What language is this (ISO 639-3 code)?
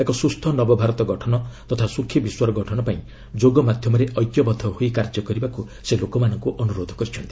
ori